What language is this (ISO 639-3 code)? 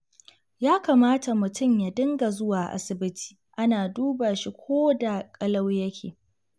hau